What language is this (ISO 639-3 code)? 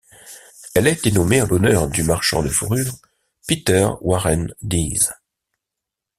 fra